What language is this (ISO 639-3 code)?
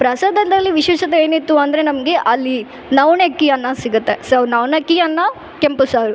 kan